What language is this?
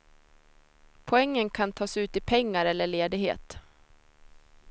Swedish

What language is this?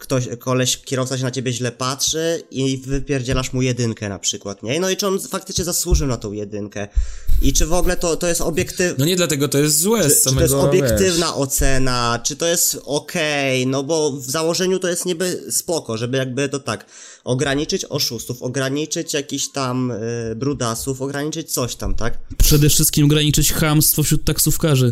Polish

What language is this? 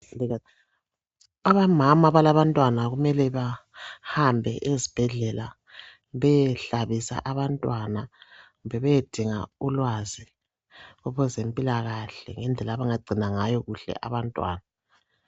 North Ndebele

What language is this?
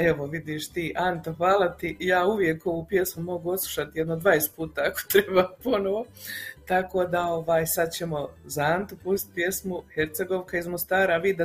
Croatian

